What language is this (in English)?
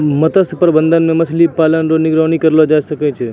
Maithili